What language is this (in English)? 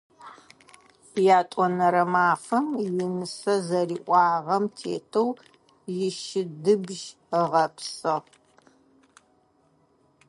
Adyghe